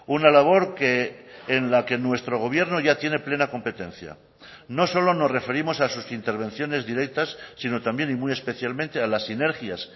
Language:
Spanish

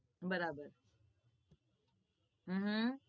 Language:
Gujarati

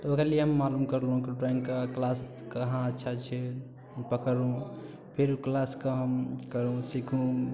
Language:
Maithili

